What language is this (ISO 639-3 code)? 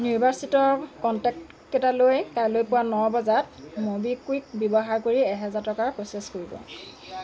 asm